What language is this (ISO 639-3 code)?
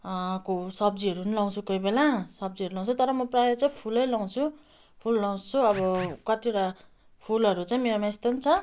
nep